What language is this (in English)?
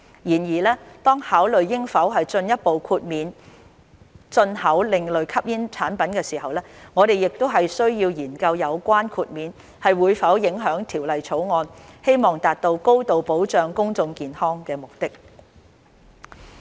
Cantonese